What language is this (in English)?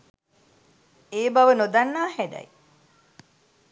Sinhala